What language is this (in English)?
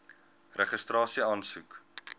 Afrikaans